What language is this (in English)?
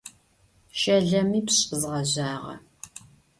Adyghe